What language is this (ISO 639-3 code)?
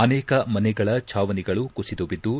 kan